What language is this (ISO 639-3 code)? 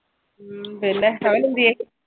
mal